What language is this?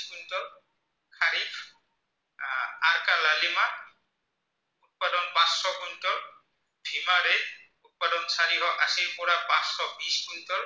Assamese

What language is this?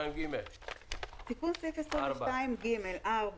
Hebrew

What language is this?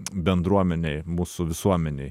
Lithuanian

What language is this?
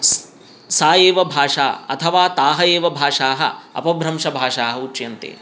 Sanskrit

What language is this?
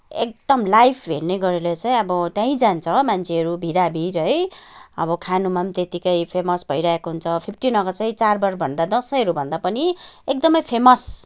Nepali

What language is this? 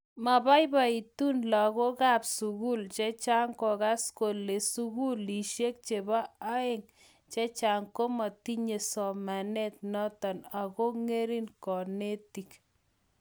Kalenjin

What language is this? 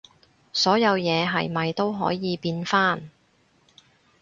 Cantonese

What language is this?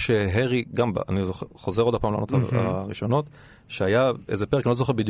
Hebrew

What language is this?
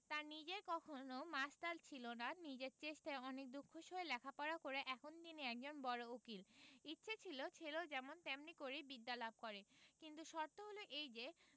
Bangla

